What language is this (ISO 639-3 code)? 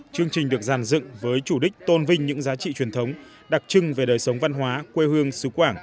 vie